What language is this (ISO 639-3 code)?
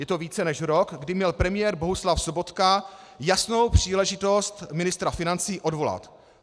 ces